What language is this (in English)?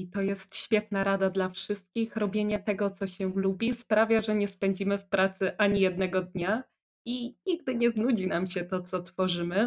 Polish